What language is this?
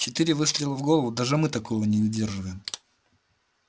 Russian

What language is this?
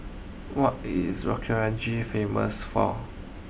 English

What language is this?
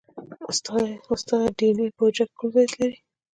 Pashto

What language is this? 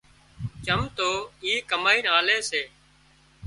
Wadiyara Koli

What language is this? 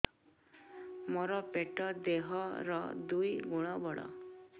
Odia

